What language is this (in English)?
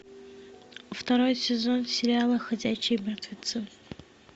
Russian